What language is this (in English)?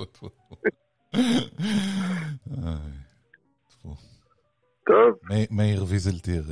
Hebrew